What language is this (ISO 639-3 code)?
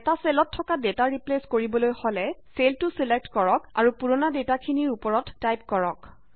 asm